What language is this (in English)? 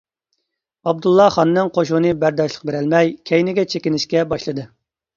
Uyghur